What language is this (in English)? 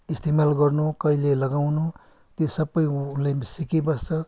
Nepali